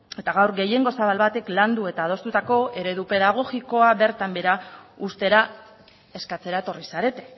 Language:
Basque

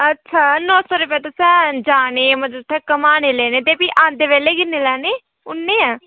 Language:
Dogri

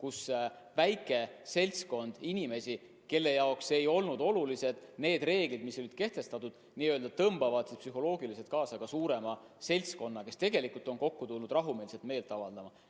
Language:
Estonian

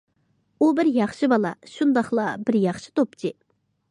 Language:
Uyghur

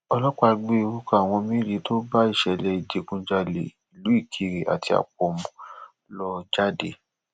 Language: Yoruba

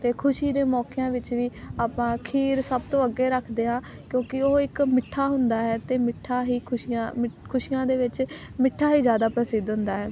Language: Punjabi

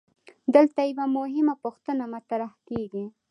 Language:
Pashto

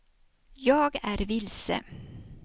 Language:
Swedish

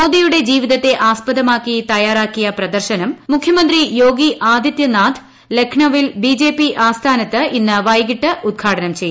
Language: Malayalam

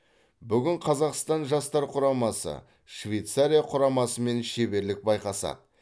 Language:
Kazakh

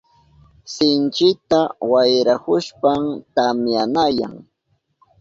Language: Southern Pastaza Quechua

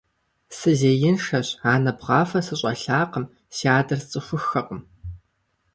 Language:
Kabardian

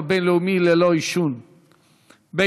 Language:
Hebrew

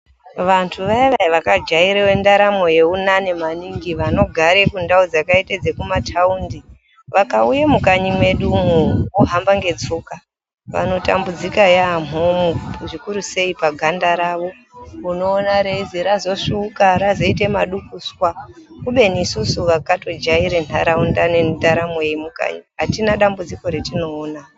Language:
Ndau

